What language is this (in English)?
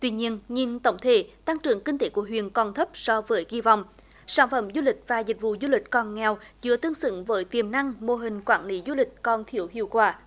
Vietnamese